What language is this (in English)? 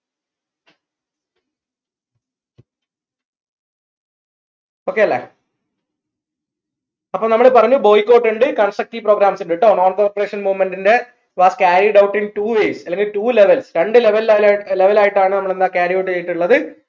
Malayalam